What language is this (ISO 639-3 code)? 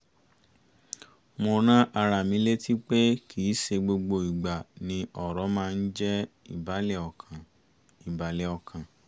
yor